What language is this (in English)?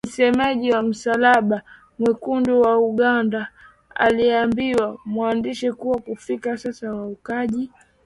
Swahili